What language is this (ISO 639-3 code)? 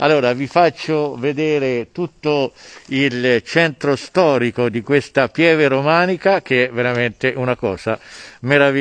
ita